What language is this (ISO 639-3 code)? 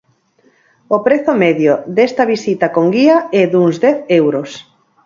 glg